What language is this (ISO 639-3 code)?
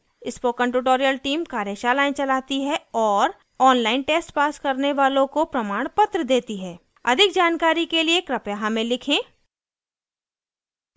hin